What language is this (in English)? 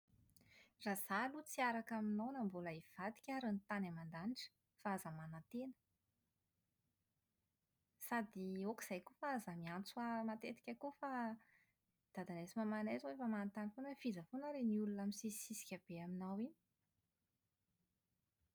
Malagasy